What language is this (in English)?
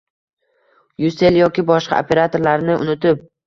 Uzbek